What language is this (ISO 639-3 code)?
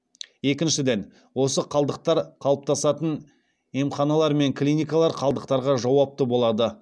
kaz